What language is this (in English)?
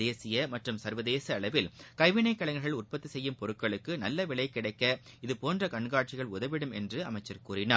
Tamil